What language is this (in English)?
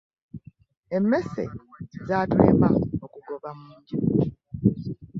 Ganda